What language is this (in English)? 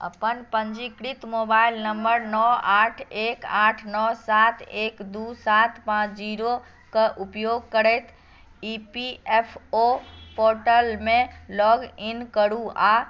Maithili